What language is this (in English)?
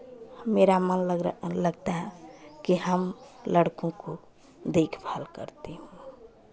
Hindi